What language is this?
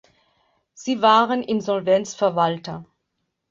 German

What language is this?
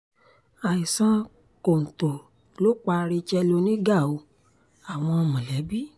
Yoruba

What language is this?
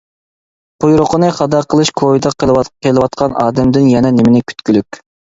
Uyghur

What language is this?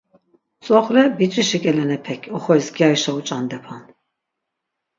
Laz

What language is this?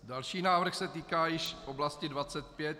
Czech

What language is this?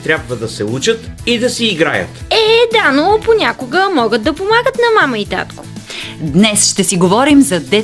Bulgarian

